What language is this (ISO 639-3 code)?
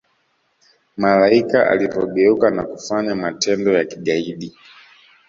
swa